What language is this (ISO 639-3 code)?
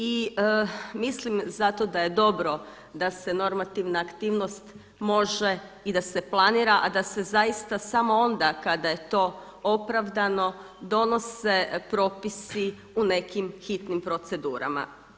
hrv